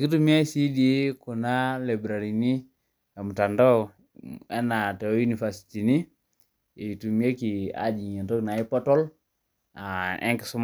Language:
Masai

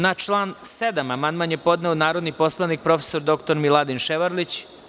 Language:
Serbian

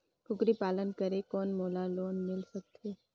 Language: Chhattisgarhi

